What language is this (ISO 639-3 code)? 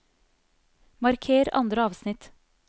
nor